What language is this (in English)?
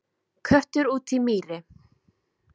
Icelandic